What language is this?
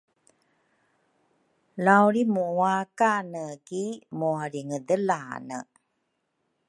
Rukai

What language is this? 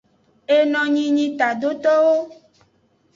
Aja (Benin)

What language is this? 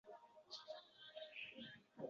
Uzbek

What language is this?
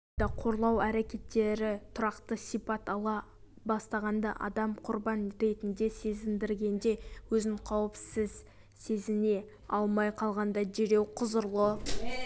Kazakh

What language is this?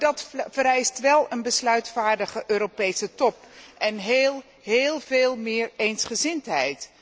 Dutch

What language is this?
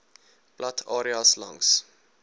Afrikaans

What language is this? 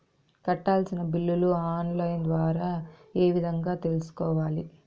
Telugu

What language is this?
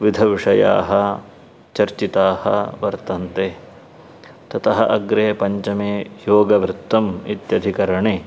Sanskrit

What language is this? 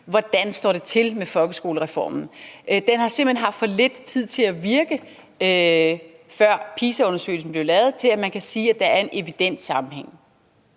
Danish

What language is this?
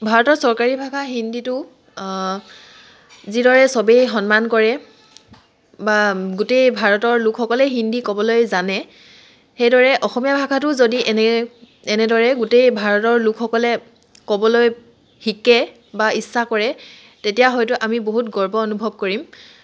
Assamese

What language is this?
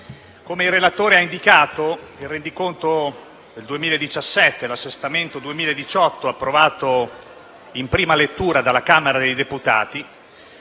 Italian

